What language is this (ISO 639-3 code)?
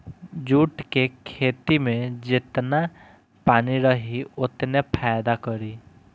bho